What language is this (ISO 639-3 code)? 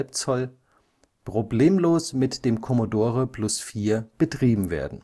deu